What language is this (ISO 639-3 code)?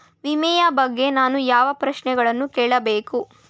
kan